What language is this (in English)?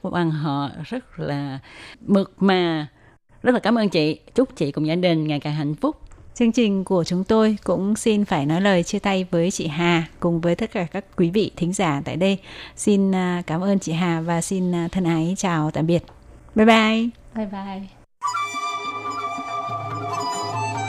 Vietnamese